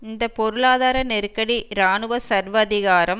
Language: Tamil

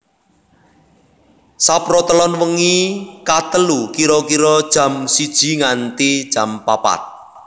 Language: Javanese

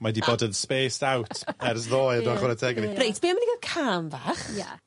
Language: Welsh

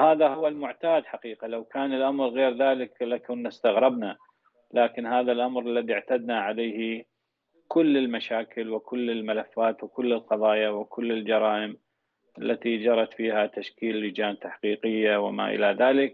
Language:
Arabic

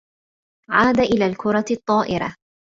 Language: Arabic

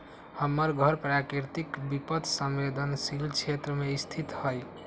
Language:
Magahi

